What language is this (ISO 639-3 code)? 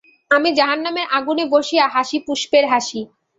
ben